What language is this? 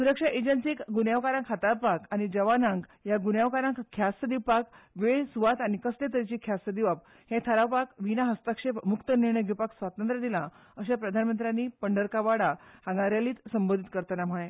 Konkani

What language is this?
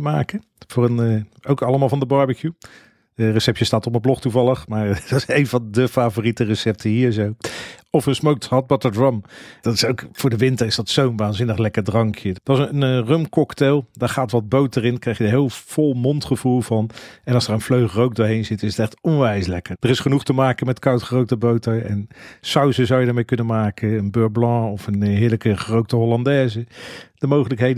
Dutch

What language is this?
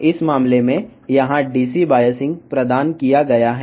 Telugu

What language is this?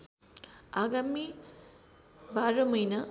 Nepali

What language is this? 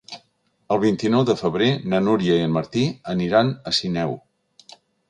Catalan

